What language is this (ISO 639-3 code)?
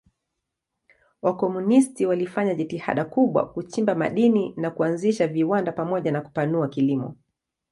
swa